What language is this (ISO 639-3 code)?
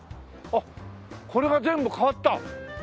jpn